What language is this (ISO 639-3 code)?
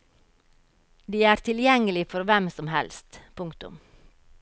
nor